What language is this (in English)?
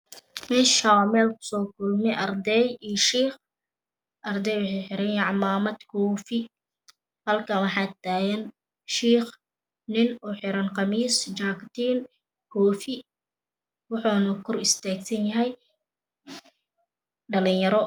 Somali